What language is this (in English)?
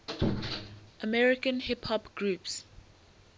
English